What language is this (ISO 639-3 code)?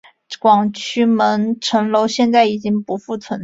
zho